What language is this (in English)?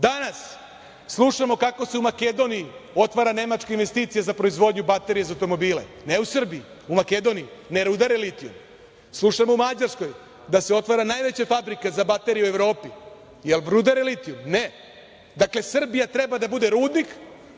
Serbian